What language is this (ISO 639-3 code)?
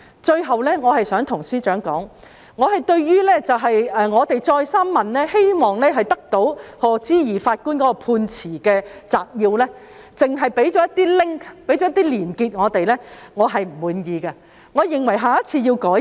yue